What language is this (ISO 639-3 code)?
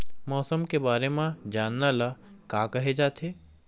hne